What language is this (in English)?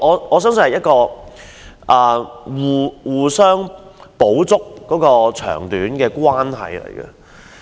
Cantonese